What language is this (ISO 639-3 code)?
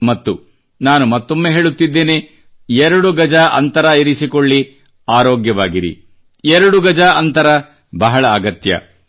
kan